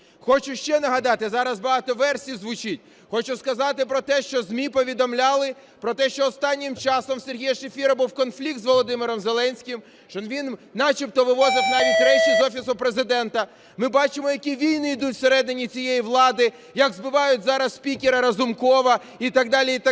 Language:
Ukrainian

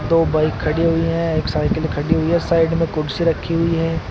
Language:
Hindi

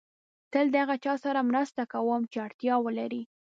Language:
Pashto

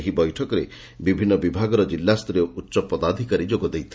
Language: Odia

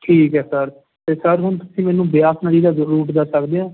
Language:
Punjabi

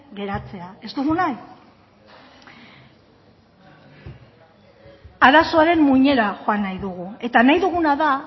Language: Basque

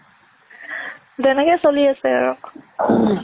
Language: Assamese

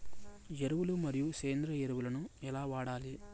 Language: Telugu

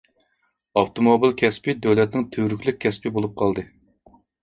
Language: Uyghur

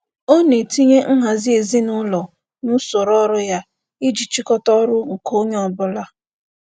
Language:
Igbo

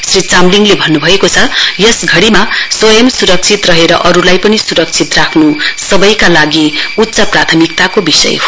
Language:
Nepali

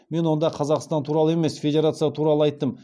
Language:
Kazakh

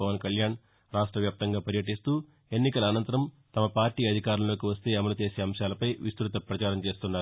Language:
Telugu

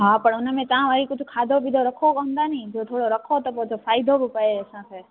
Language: Sindhi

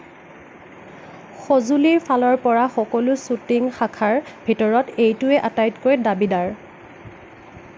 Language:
Assamese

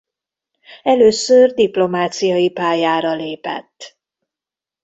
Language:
Hungarian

